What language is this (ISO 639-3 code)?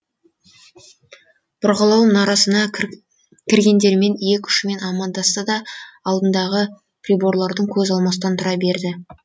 kaz